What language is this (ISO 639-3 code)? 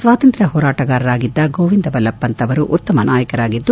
kan